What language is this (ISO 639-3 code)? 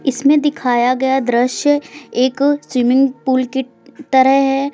hin